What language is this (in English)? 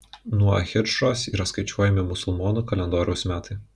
Lithuanian